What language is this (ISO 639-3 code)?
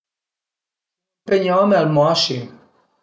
pms